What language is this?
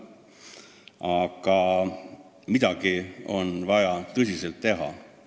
Estonian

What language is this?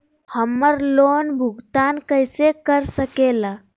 Magahi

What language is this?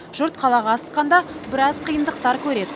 Kazakh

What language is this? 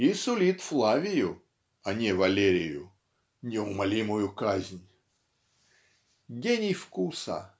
Russian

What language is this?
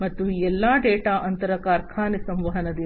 Kannada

